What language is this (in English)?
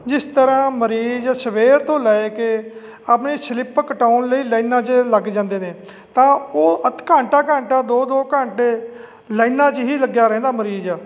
Punjabi